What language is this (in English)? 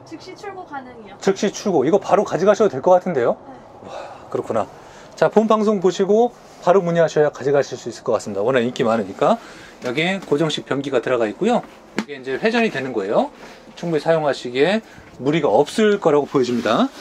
Korean